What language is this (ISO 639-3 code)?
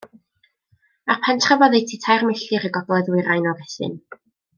cym